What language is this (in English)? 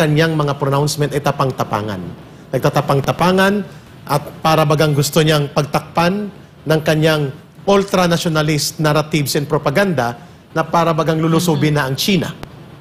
Filipino